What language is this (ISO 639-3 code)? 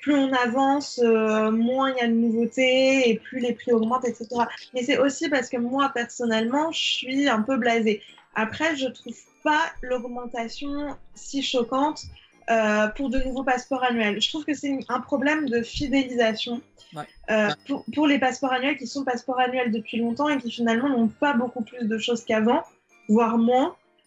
fra